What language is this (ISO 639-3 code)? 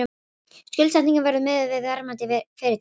isl